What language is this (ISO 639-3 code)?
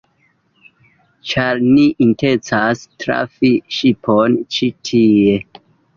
epo